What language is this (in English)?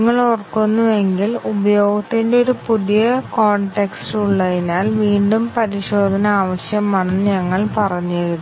Malayalam